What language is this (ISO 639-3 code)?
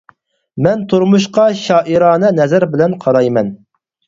uig